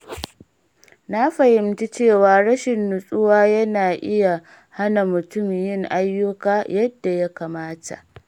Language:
Hausa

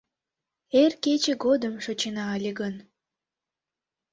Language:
Mari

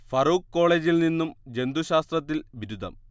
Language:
Malayalam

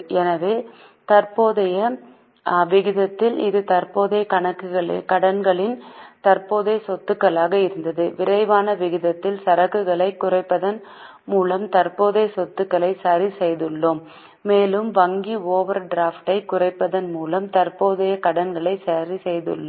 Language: Tamil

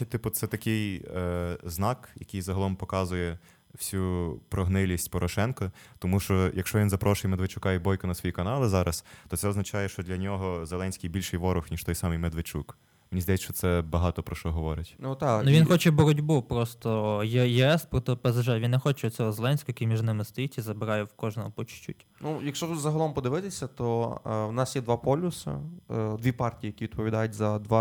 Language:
Ukrainian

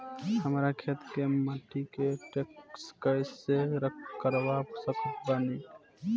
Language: Bhojpuri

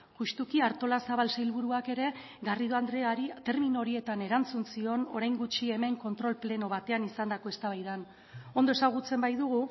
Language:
Basque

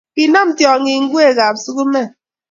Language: Kalenjin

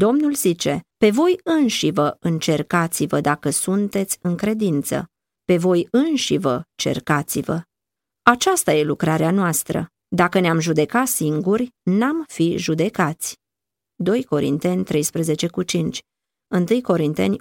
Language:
Romanian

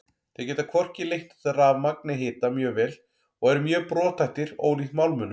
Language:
Icelandic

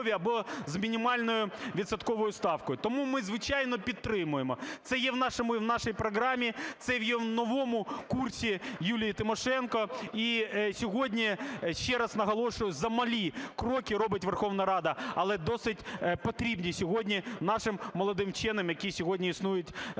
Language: Ukrainian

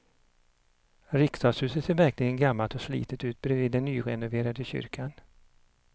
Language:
Swedish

